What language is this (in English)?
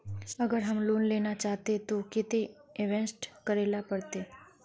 Magahi